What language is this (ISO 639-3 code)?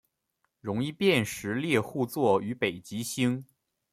zho